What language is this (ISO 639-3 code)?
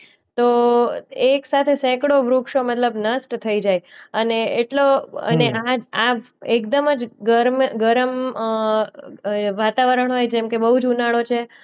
guj